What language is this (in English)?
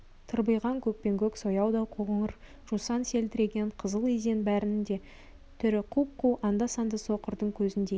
Kazakh